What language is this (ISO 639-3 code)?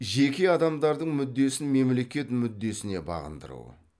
kaz